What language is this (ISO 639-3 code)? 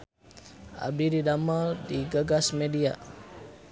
sun